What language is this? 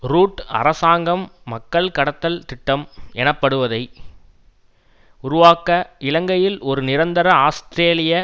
Tamil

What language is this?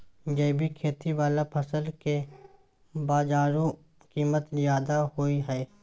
Maithili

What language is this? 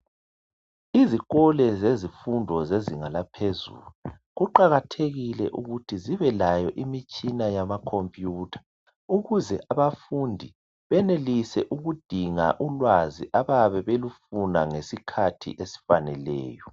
North Ndebele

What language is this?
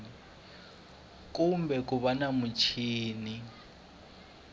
Tsonga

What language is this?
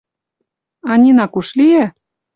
Mari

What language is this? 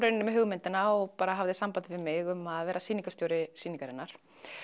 Icelandic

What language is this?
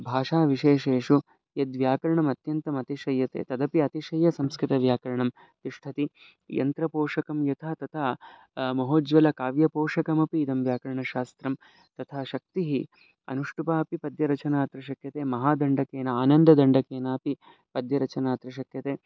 Sanskrit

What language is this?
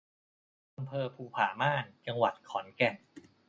Thai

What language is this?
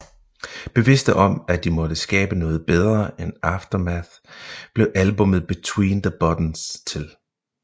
Danish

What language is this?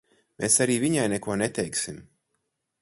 Latvian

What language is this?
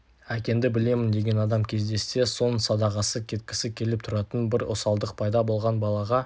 Kazakh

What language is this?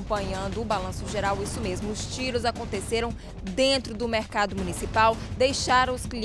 Portuguese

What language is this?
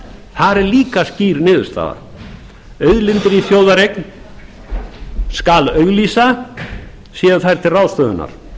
Icelandic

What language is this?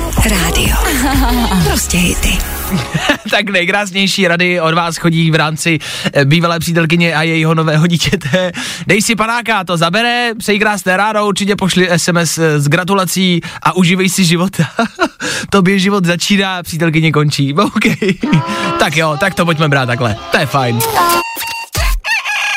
Czech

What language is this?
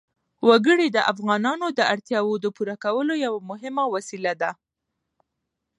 Pashto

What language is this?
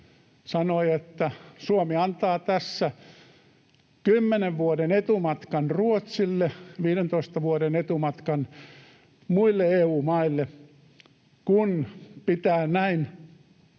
Finnish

